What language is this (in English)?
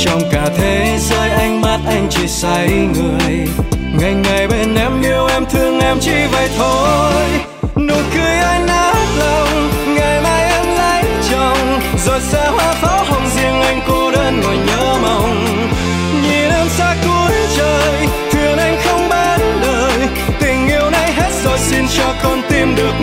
Vietnamese